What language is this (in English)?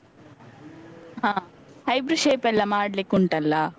Kannada